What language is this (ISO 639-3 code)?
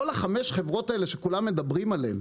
heb